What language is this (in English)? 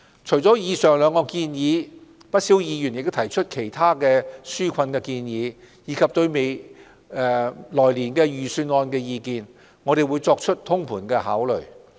Cantonese